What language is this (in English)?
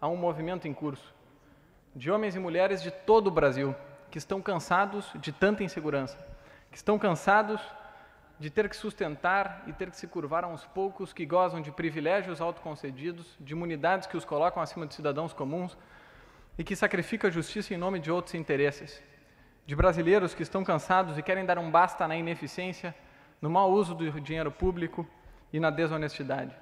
Portuguese